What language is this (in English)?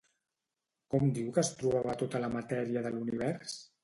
Catalan